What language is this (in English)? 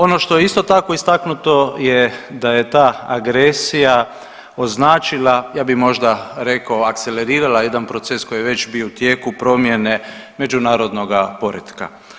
Croatian